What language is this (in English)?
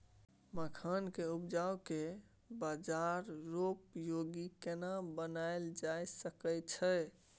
Maithili